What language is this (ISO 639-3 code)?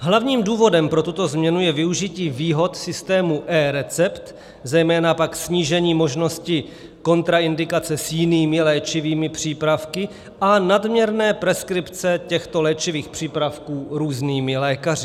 ces